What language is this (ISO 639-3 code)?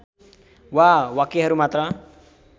nep